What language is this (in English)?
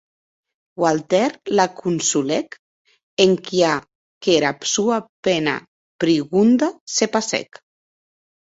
Occitan